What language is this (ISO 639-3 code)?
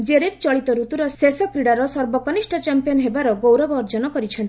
ori